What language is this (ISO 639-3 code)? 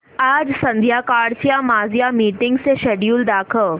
mar